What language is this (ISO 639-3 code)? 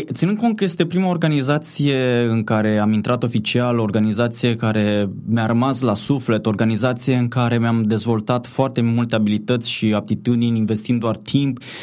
ron